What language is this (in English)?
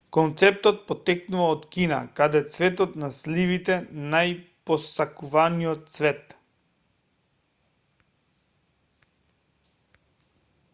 Macedonian